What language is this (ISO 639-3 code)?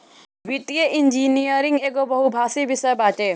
bho